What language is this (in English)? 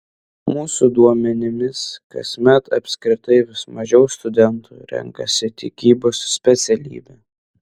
Lithuanian